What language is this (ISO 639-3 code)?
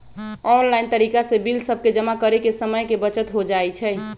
mag